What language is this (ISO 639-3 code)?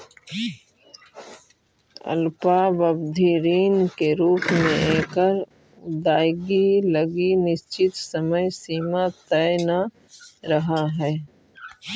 mag